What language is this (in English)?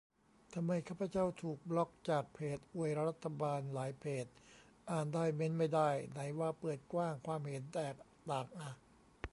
Thai